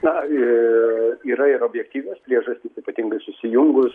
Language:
Lithuanian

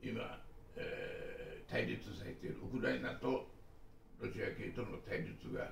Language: Japanese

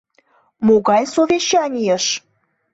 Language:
Mari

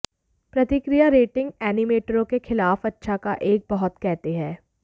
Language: Hindi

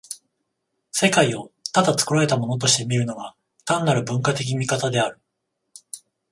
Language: Japanese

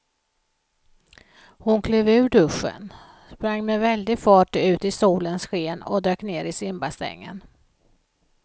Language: Swedish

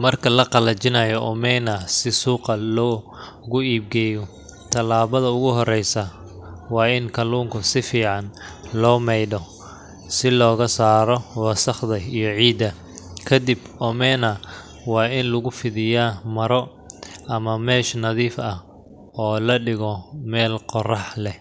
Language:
Somali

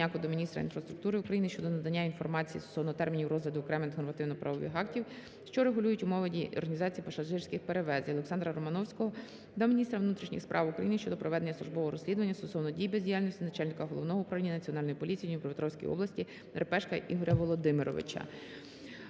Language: Ukrainian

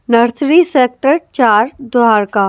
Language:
Hindi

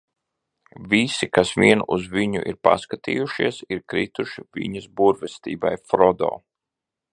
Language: Latvian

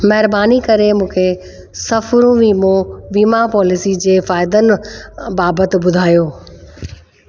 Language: Sindhi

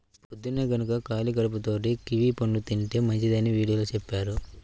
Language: Telugu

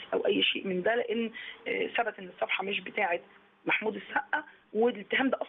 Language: Arabic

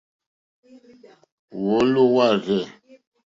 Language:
Mokpwe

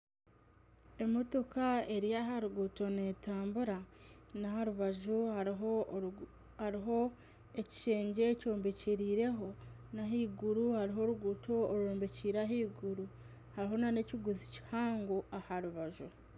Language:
Nyankole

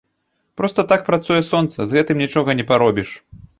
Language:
Belarusian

